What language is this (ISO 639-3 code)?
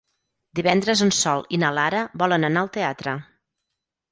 cat